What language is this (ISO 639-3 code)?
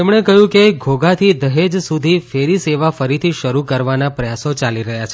guj